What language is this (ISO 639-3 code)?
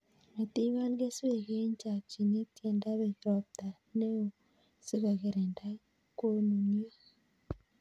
kln